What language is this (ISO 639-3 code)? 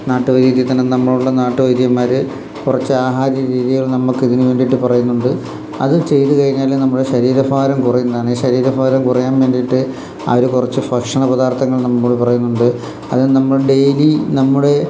mal